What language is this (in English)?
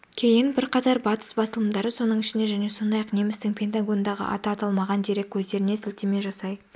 Kazakh